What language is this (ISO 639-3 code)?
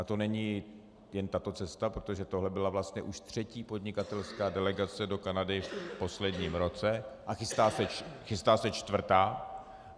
ces